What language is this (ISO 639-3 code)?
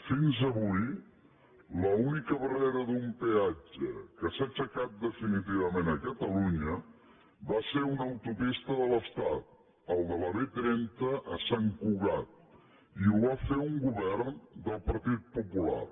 cat